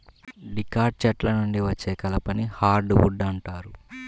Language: Telugu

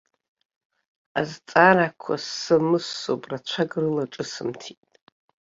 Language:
Abkhazian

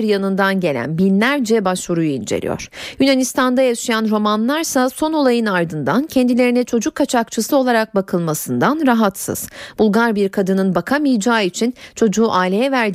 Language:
Turkish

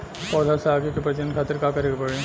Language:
Bhojpuri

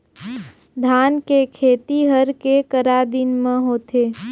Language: Chhattisgarhi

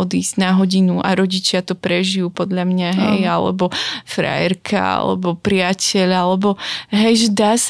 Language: Slovak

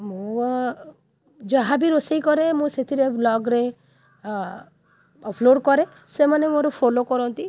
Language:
Odia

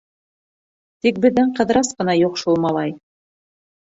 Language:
Bashkir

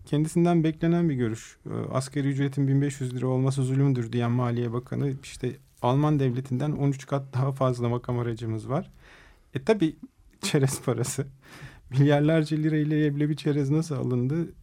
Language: Turkish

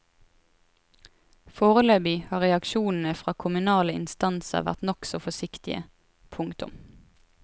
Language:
Norwegian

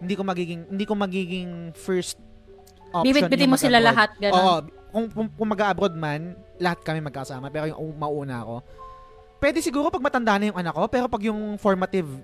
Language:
Filipino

